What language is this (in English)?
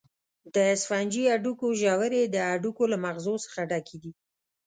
Pashto